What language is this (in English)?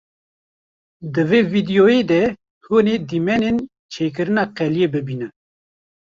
Kurdish